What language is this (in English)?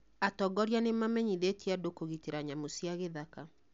Kikuyu